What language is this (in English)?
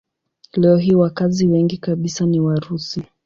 Swahili